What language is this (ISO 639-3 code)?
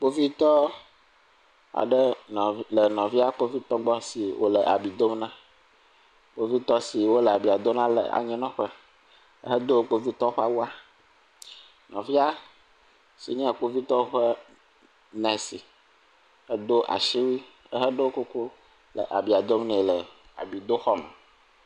ewe